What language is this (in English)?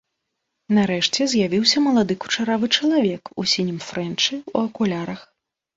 Belarusian